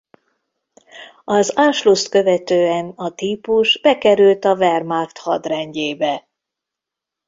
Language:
Hungarian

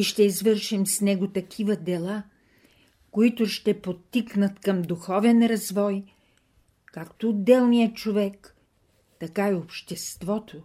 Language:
Bulgarian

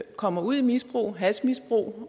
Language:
Danish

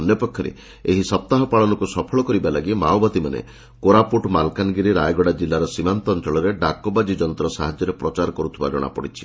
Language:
Odia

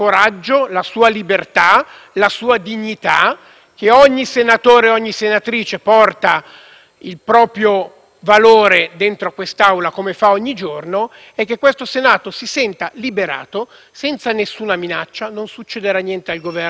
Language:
Italian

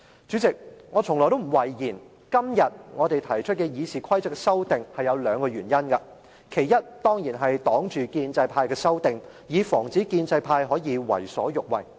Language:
Cantonese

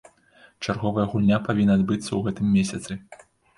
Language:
Belarusian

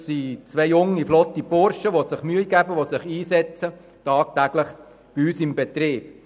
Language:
Swiss German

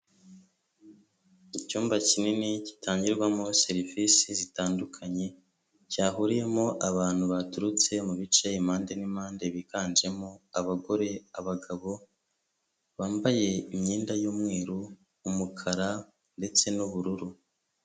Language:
Kinyarwanda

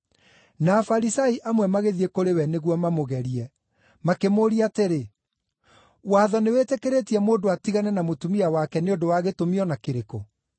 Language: Kikuyu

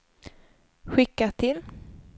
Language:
Swedish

